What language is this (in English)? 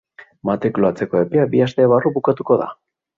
Basque